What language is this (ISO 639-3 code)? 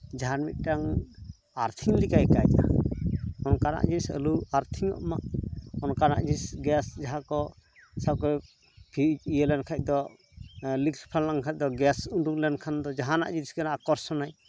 sat